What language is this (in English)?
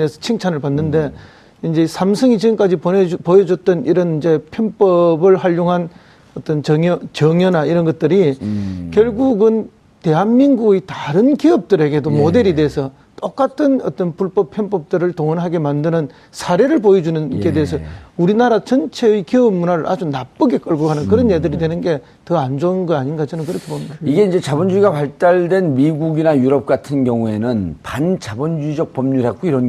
Korean